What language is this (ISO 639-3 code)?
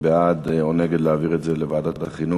heb